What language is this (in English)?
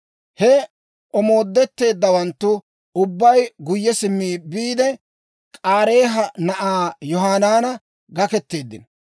Dawro